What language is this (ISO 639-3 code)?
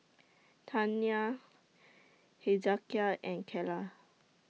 eng